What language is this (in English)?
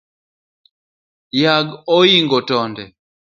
Luo (Kenya and Tanzania)